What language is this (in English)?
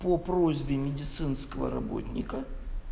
Russian